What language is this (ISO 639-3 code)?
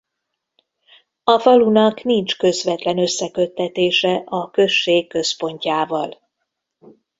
hun